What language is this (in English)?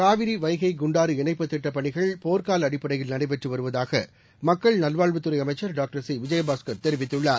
Tamil